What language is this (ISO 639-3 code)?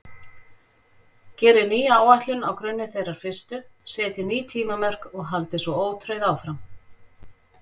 isl